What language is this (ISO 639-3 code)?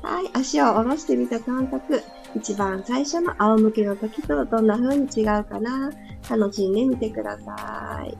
jpn